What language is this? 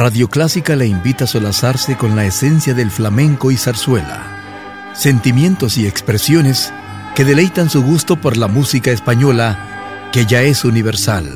Spanish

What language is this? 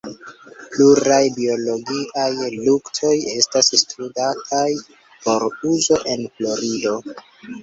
Esperanto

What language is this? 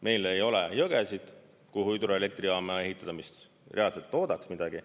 Estonian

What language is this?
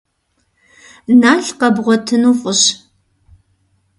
Kabardian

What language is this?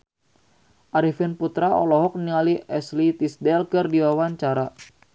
Sundanese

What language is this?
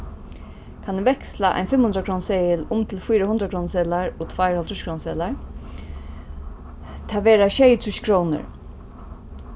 Faroese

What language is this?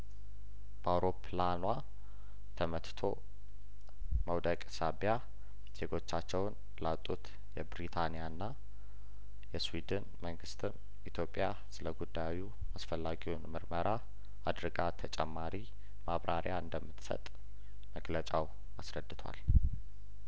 Amharic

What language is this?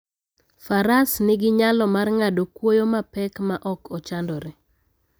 Luo (Kenya and Tanzania)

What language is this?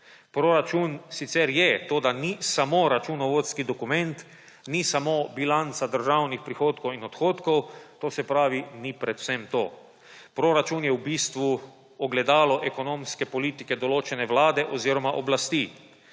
Slovenian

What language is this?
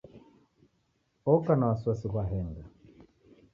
Taita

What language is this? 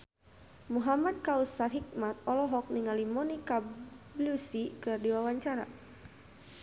Sundanese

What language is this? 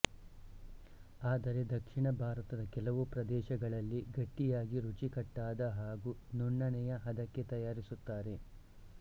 Kannada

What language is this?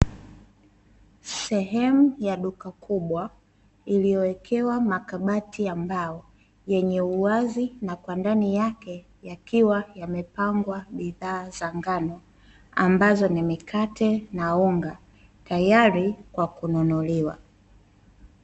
Swahili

